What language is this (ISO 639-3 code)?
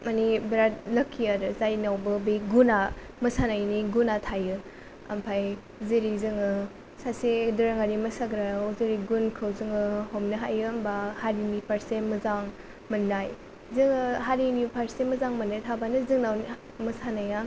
brx